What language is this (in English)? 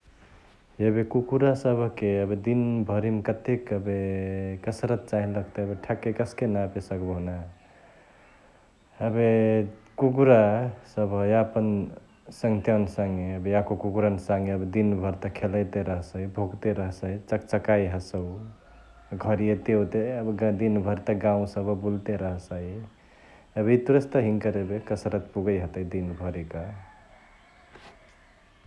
Chitwania Tharu